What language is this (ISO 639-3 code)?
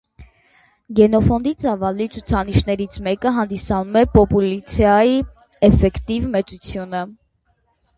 hye